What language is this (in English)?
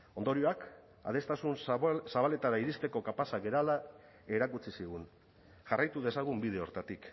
Basque